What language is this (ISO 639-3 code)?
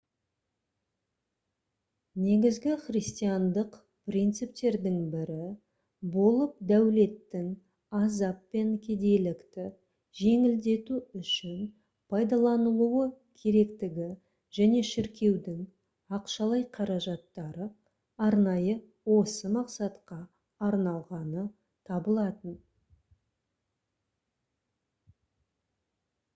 kaz